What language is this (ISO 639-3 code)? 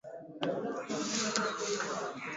swa